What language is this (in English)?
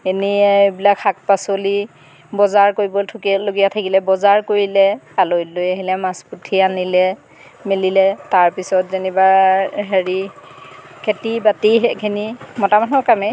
Assamese